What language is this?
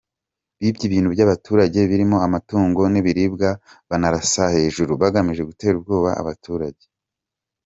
Kinyarwanda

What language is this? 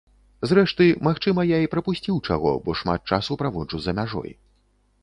Belarusian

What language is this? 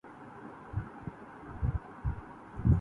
Urdu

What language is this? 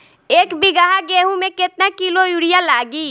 Bhojpuri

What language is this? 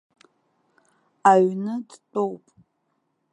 Abkhazian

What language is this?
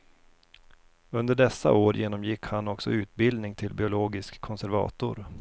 Swedish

